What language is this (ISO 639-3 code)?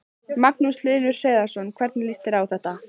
isl